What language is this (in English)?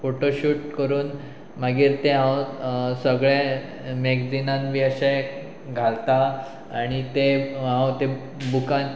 Konkani